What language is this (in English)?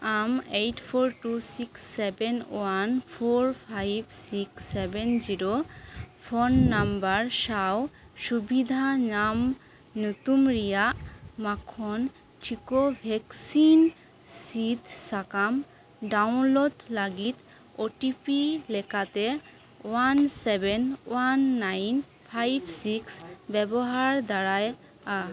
Santali